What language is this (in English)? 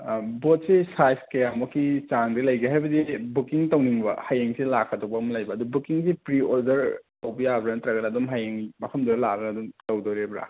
Manipuri